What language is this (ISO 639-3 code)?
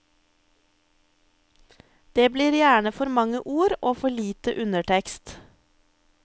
nor